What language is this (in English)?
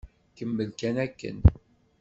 Kabyle